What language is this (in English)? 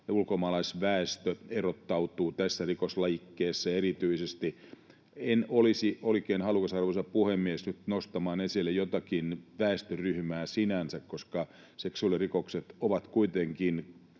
Finnish